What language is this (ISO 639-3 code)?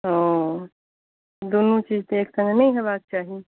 mai